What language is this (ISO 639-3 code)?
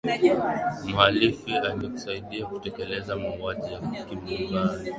swa